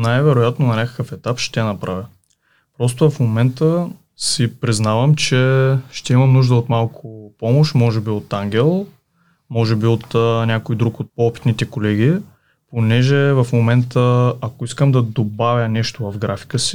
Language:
Bulgarian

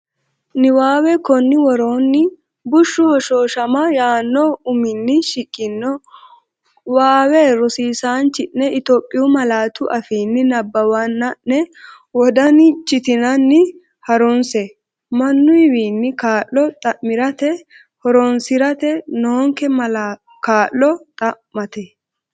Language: Sidamo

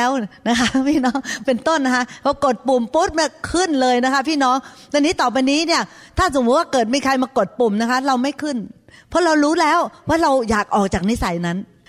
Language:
Thai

